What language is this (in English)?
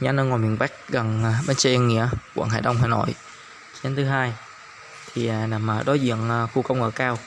Vietnamese